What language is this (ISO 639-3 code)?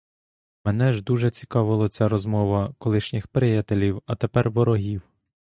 ukr